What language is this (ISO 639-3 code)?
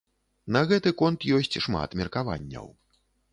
bel